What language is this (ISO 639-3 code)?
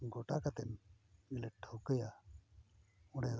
sat